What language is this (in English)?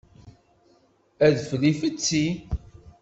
Kabyle